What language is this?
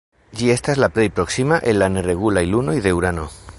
Esperanto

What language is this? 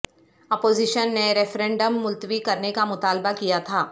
Urdu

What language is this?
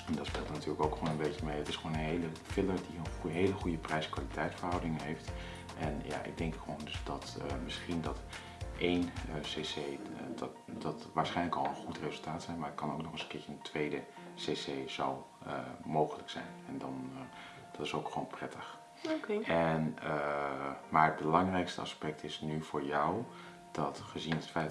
Dutch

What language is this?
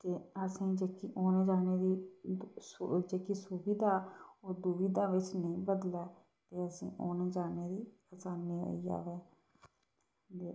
Dogri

